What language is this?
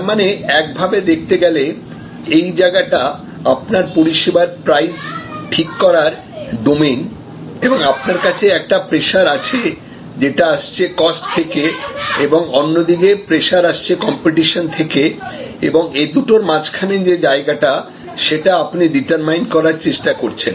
Bangla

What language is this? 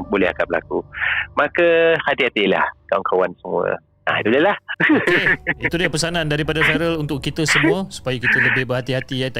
Malay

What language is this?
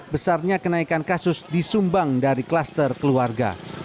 Indonesian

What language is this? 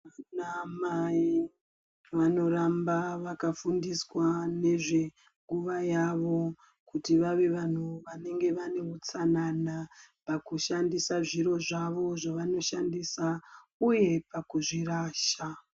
Ndau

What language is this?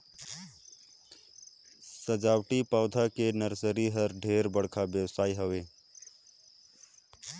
Chhattisgarhi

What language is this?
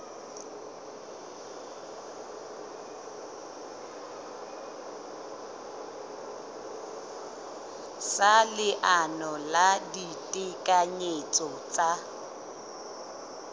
Southern Sotho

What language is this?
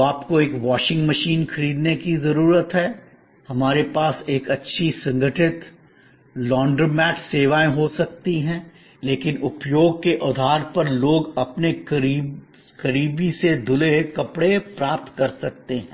Hindi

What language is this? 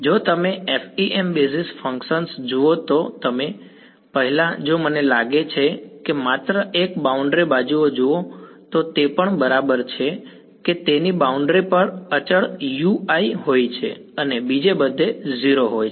Gujarati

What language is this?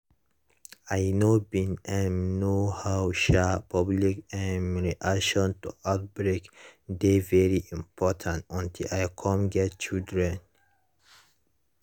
Nigerian Pidgin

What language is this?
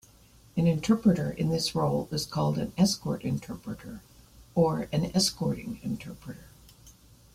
English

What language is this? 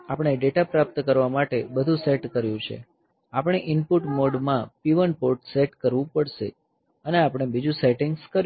Gujarati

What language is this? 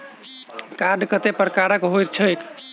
Maithili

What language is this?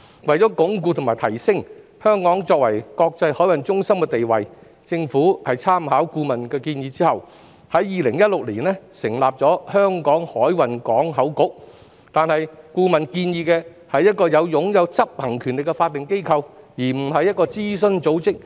Cantonese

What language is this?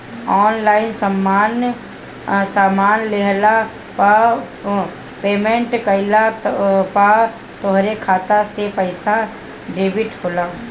Bhojpuri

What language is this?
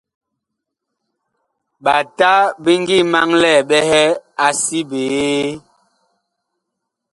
Bakoko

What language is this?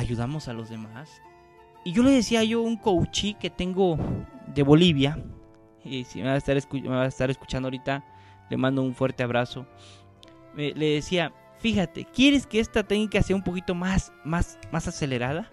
Spanish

